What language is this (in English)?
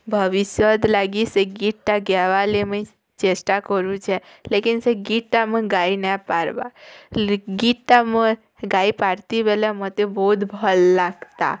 Odia